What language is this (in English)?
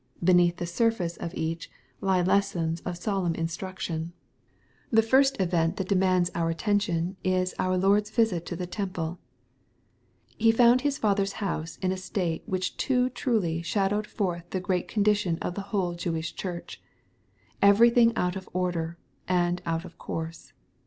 English